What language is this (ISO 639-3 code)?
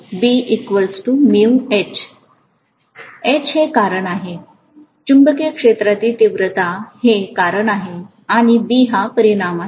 mar